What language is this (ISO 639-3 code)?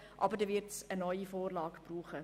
gsw